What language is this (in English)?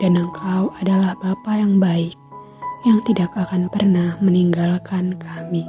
Indonesian